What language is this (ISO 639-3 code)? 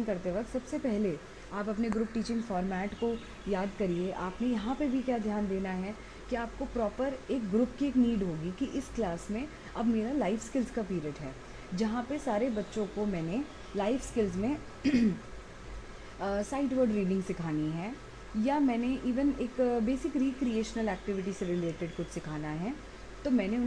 hin